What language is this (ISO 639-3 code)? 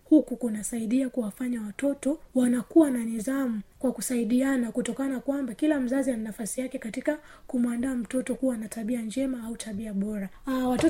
swa